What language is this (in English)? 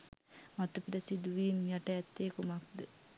Sinhala